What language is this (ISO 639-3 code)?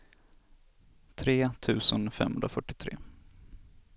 swe